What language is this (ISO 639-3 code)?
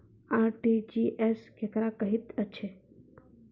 mai